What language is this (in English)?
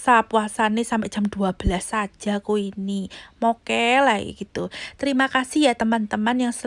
Indonesian